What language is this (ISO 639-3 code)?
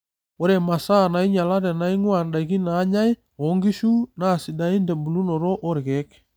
mas